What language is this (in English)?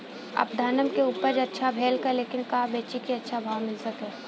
Bhojpuri